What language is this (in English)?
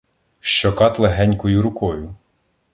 Ukrainian